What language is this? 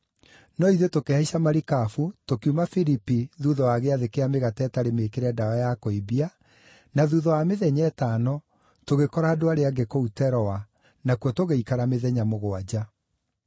Kikuyu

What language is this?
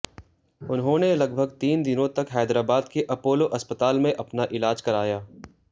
Hindi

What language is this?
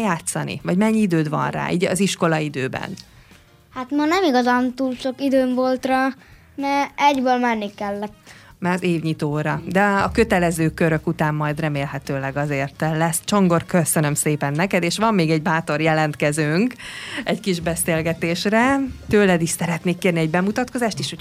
Hungarian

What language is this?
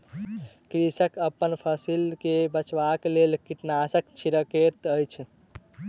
Maithili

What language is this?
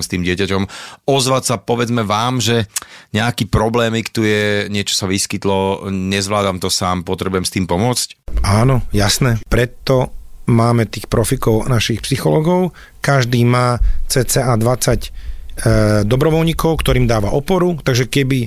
Slovak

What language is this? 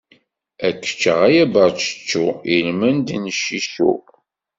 Kabyle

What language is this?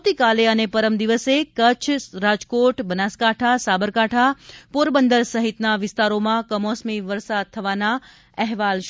Gujarati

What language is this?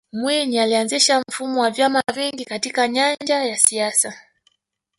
Swahili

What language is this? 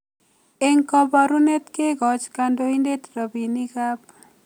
Kalenjin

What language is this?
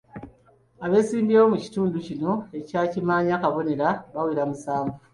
Ganda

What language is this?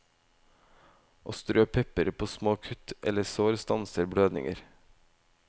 Norwegian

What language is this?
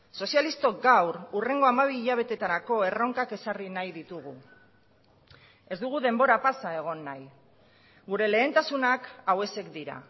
Basque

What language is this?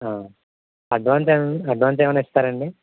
Telugu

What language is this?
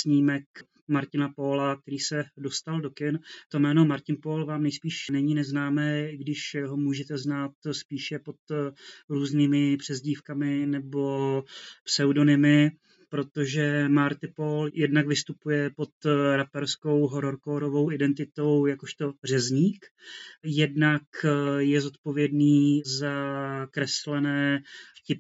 Czech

